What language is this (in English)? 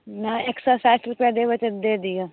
Maithili